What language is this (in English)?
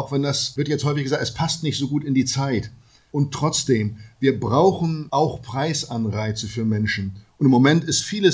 German